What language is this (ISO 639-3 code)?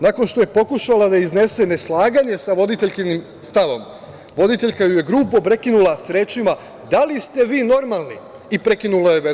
srp